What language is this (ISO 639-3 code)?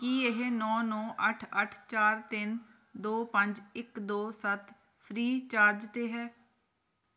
pan